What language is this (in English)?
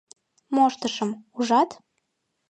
Mari